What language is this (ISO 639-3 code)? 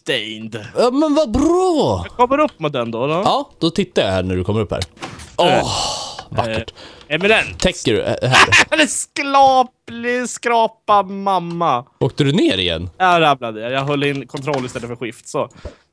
swe